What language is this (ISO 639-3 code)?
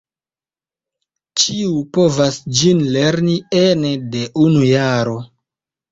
epo